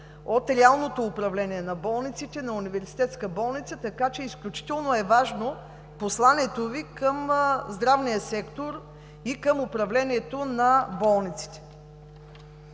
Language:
Bulgarian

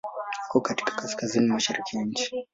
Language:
Swahili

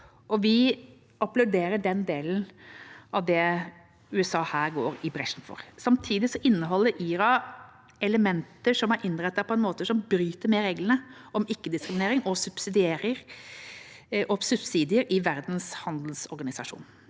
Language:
Norwegian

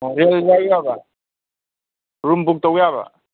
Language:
Manipuri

